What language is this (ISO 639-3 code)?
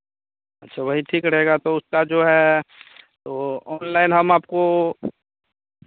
hin